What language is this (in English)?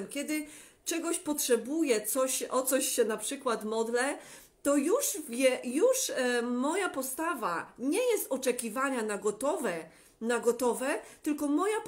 Polish